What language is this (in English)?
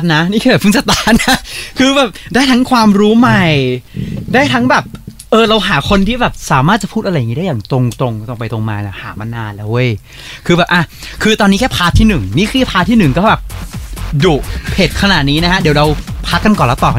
Thai